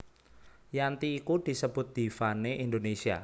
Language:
Javanese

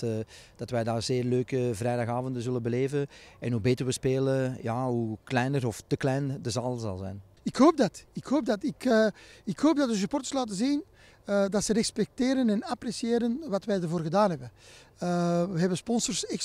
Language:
Dutch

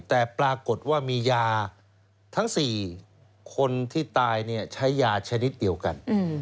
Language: Thai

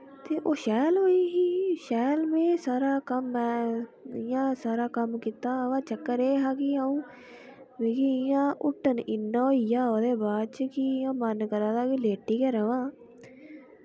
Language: Dogri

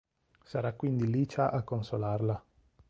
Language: Italian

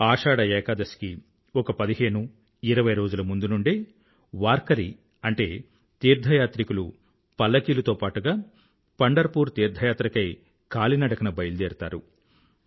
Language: Telugu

